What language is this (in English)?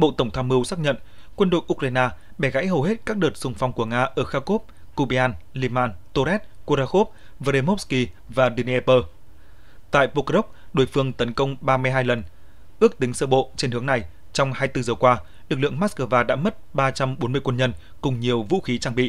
Vietnamese